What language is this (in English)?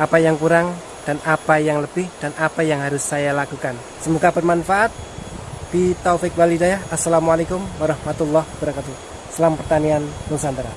Indonesian